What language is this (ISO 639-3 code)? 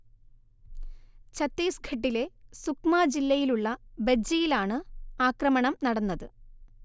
mal